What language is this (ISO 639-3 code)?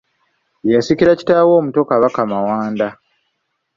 lug